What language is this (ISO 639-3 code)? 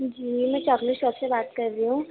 urd